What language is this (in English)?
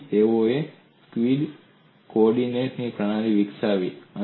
Gujarati